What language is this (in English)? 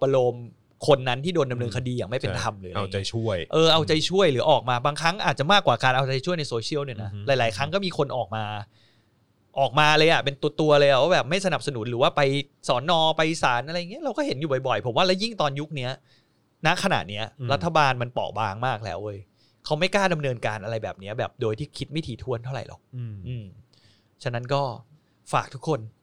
Thai